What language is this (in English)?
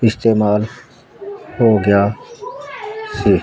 Punjabi